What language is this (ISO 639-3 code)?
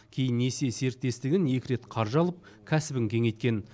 kaz